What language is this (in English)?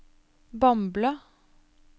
Norwegian